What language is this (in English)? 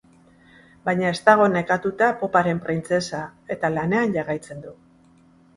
Basque